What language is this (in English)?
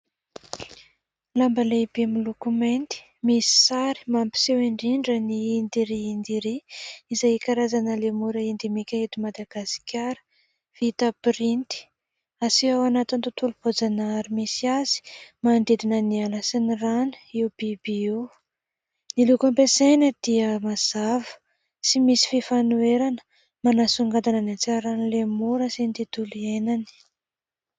Malagasy